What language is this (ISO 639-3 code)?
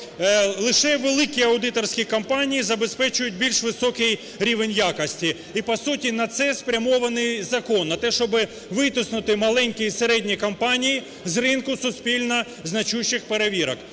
ukr